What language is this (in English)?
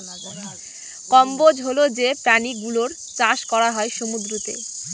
Bangla